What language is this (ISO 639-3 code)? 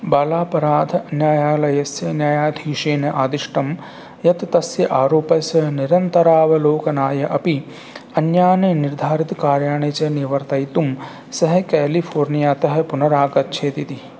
san